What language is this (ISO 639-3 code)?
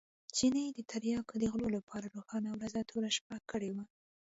pus